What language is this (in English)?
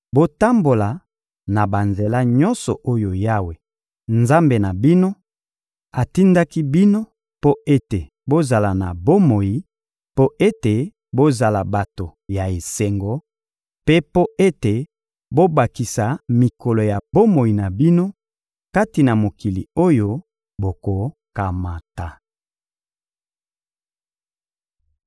Lingala